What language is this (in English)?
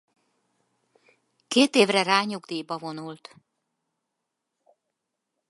Hungarian